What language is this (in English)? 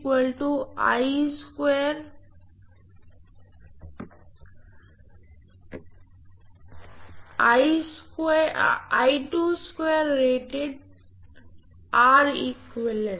Hindi